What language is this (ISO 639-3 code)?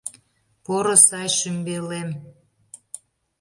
chm